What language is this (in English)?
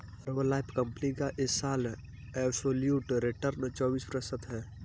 Hindi